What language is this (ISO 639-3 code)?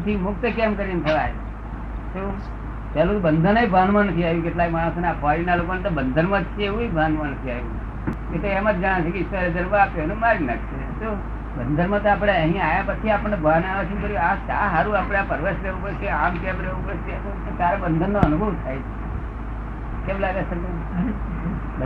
guj